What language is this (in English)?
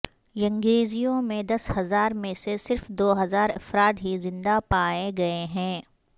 Urdu